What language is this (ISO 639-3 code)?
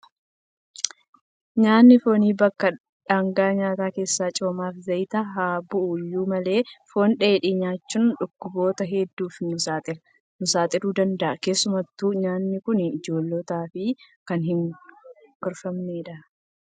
orm